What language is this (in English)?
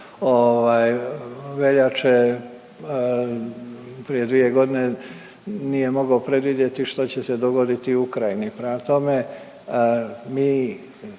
Croatian